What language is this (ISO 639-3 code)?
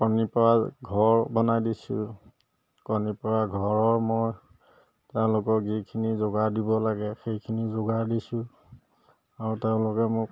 asm